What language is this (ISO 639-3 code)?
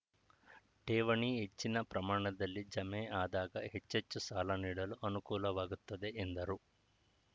kan